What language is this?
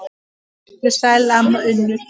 Icelandic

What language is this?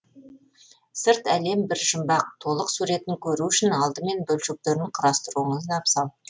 Kazakh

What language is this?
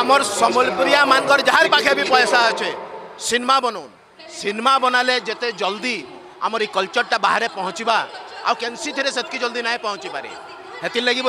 Indonesian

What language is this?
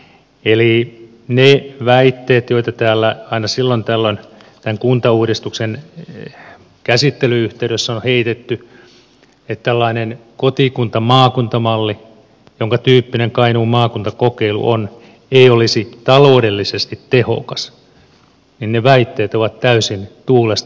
Finnish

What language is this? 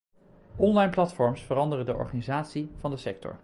Dutch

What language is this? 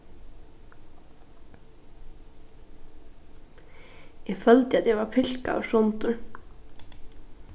Faroese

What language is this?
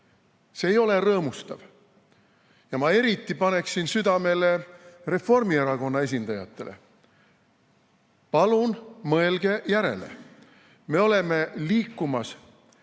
Estonian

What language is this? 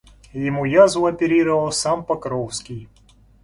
Russian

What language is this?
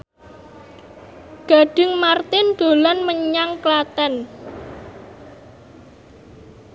Javanese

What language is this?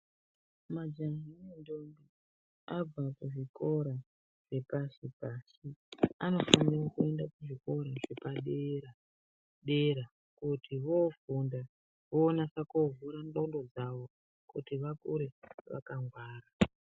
Ndau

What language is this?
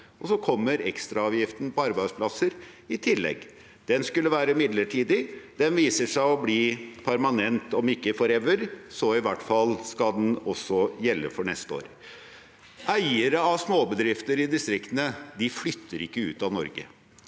Norwegian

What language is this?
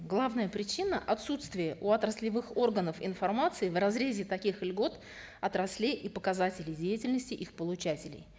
Kazakh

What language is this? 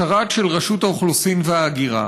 Hebrew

